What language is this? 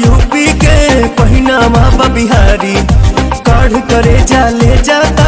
Hindi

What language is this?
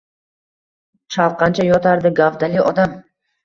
Uzbek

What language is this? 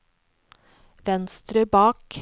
Norwegian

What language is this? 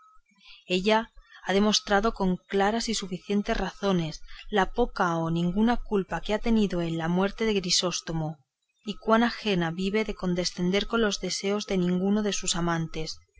Spanish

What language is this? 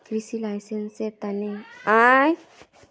Magahi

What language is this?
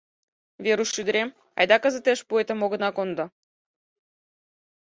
Mari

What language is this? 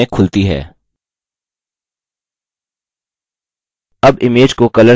Hindi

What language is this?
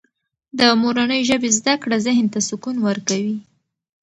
Pashto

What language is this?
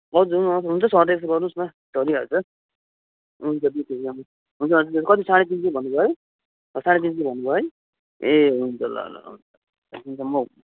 Nepali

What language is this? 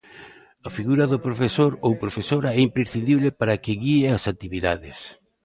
Galician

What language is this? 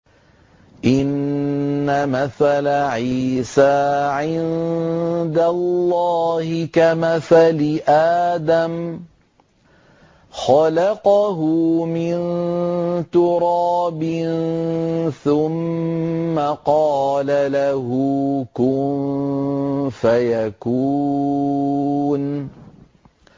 Arabic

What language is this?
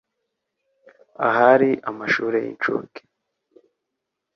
Kinyarwanda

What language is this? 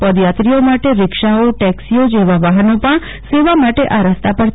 Gujarati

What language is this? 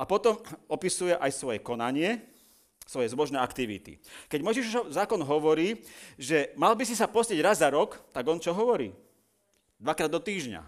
Slovak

